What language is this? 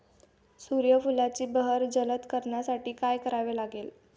Marathi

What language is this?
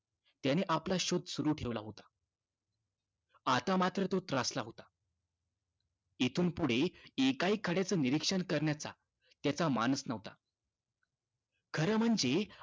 Marathi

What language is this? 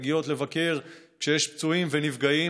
Hebrew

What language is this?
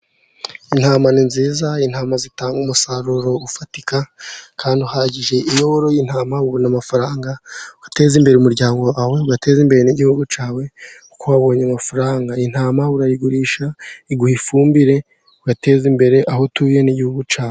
Kinyarwanda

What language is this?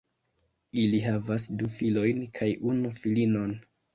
Esperanto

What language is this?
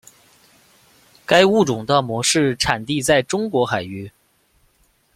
Chinese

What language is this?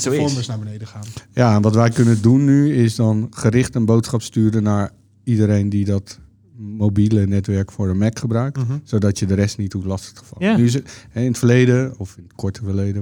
Dutch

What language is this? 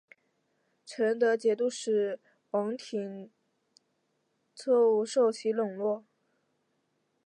Chinese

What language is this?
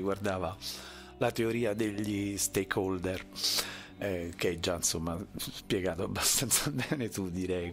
Italian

